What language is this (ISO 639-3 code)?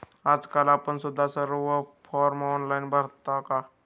mar